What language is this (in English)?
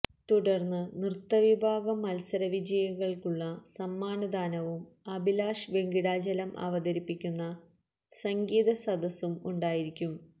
Malayalam